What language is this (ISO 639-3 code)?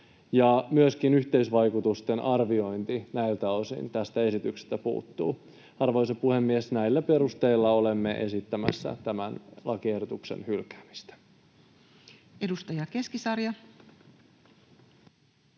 fin